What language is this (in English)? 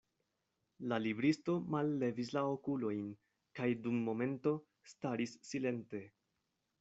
Esperanto